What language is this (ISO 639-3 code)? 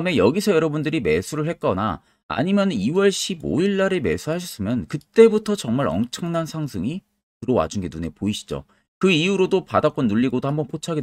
kor